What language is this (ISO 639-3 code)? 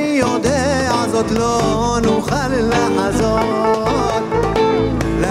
ara